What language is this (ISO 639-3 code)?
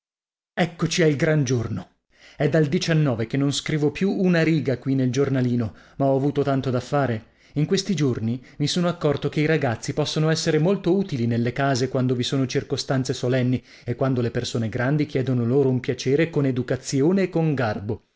ita